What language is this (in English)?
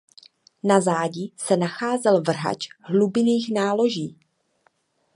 Czech